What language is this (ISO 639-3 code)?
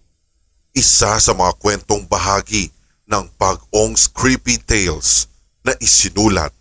fil